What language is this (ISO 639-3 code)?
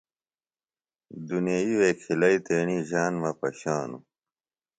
phl